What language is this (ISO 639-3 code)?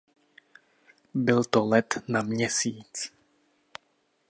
ces